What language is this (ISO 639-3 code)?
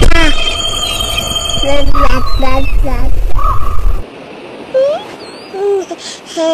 eng